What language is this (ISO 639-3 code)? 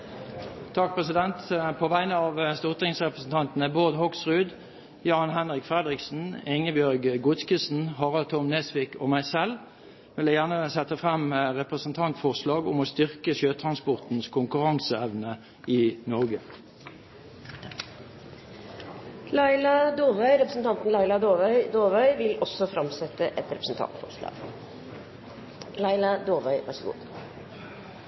nor